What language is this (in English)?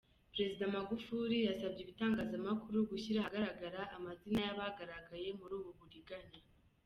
Kinyarwanda